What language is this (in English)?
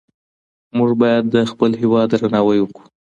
Pashto